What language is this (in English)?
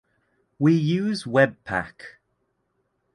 English